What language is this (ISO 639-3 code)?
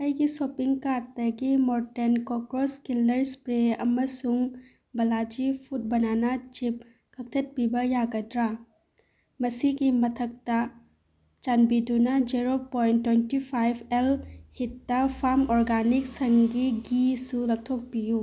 mni